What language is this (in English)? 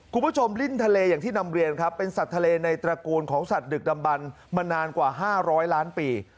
Thai